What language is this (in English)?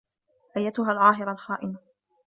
Arabic